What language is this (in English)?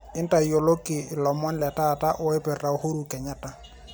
Masai